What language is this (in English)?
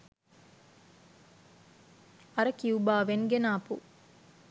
Sinhala